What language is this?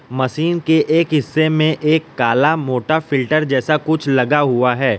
Hindi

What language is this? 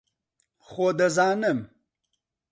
Central Kurdish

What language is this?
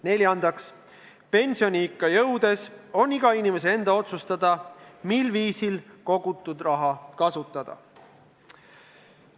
Estonian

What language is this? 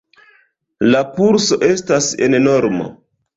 Esperanto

